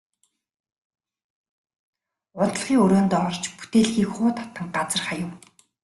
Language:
Mongolian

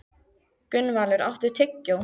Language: Icelandic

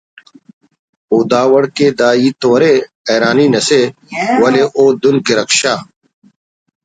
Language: Brahui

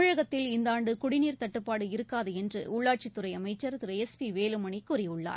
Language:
Tamil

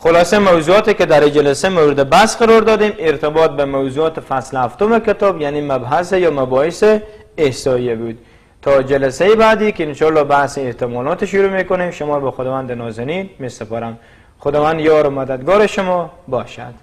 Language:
Persian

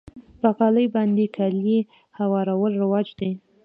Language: Pashto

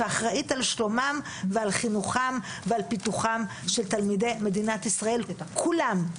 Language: Hebrew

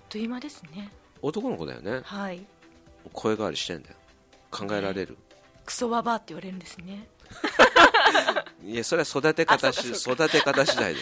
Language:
Japanese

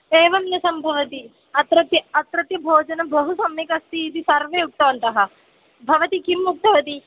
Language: Sanskrit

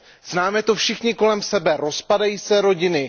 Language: Czech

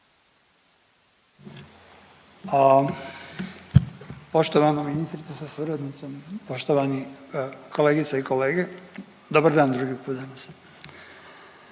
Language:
Croatian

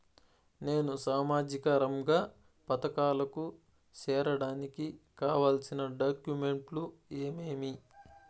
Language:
Telugu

